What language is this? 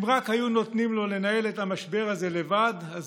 Hebrew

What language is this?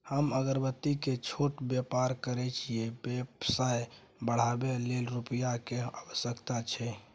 Maithili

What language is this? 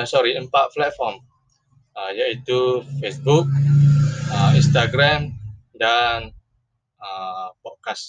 Malay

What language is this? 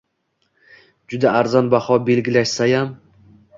Uzbek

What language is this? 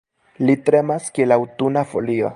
Esperanto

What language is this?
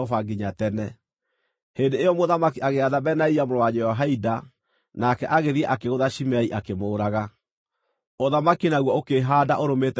Kikuyu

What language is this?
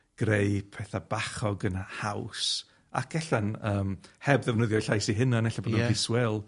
Welsh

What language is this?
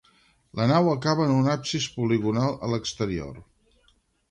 Catalan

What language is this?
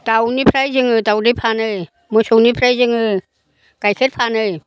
Bodo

